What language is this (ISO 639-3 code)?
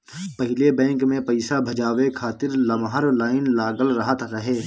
bho